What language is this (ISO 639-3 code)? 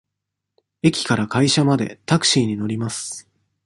jpn